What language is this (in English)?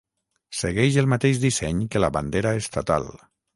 Catalan